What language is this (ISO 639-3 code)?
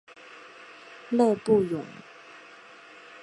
zho